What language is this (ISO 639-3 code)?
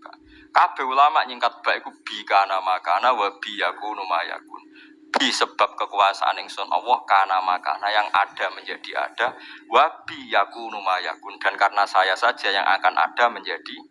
ind